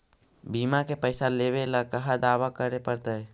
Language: Magahi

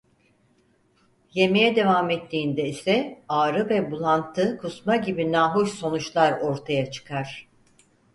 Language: Turkish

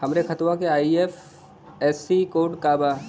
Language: Bhojpuri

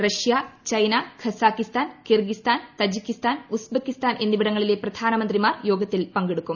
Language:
Malayalam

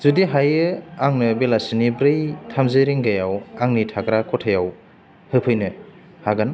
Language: Bodo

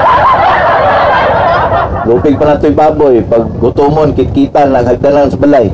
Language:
Filipino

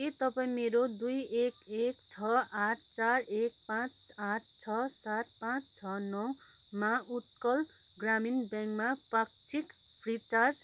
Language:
Nepali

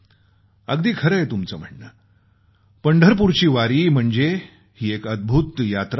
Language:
Marathi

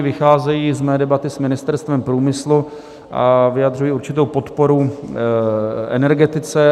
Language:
Czech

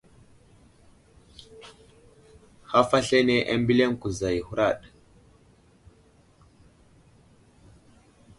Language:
Wuzlam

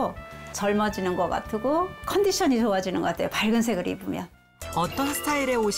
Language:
Korean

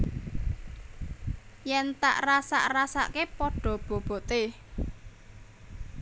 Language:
Javanese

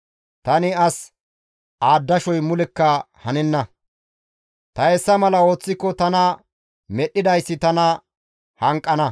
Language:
Gamo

